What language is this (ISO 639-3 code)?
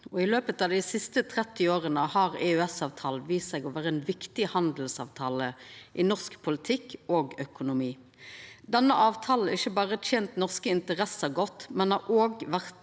nor